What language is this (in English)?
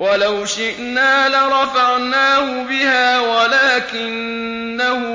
Arabic